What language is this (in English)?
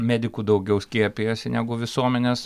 Lithuanian